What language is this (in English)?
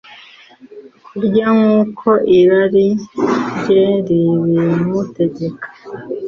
Kinyarwanda